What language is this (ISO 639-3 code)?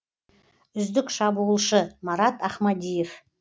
kaz